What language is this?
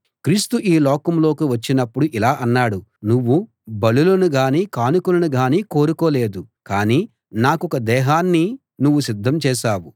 Telugu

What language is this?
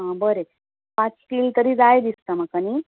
Konkani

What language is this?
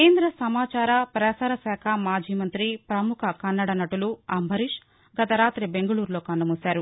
Telugu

